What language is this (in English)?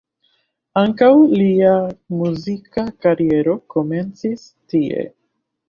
Esperanto